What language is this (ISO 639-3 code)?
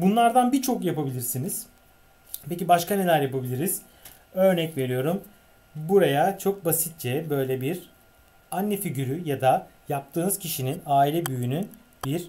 tur